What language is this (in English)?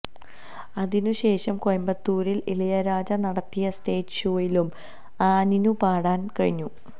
Malayalam